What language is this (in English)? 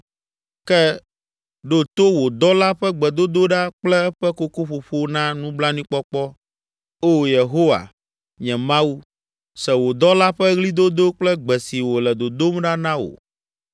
Ewe